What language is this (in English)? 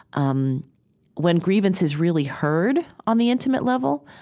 English